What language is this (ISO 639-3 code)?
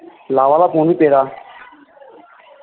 doi